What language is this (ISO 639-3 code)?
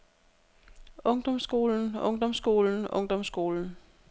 dan